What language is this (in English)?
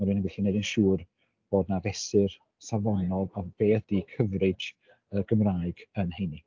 Welsh